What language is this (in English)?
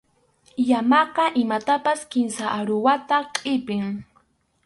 Arequipa-La Unión Quechua